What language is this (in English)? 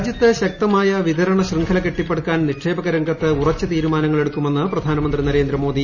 Malayalam